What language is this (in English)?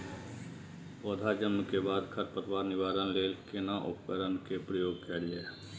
Maithili